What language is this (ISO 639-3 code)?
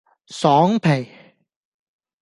yue